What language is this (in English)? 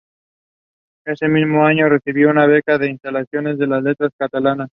Spanish